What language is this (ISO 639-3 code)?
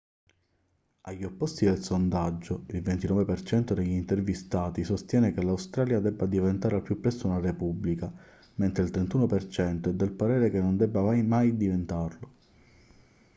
ita